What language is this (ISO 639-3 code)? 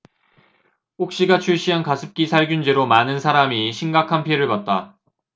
kor